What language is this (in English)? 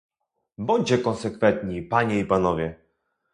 Polish